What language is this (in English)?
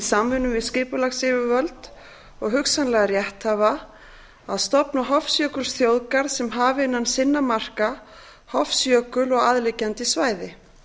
Icelandic